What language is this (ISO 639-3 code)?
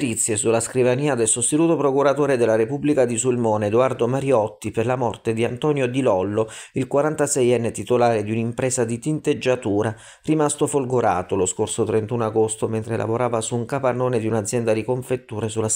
ita